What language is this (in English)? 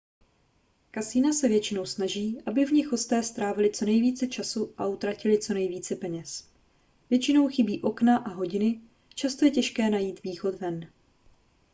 Czech